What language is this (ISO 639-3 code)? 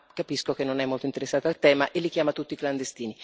ita